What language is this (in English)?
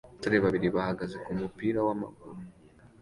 Kinyarwanda